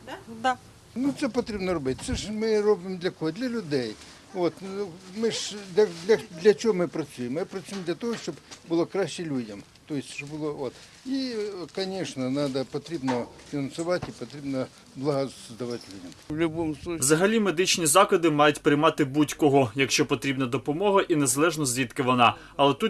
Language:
Ukrainian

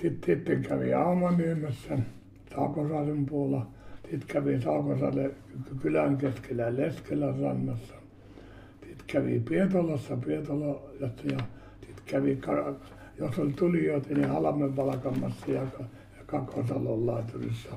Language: Finnish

